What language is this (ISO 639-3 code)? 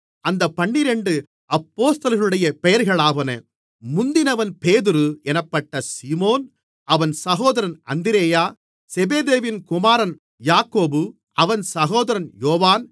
tam